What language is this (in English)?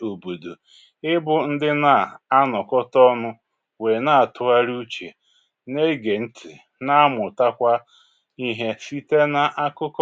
Igbo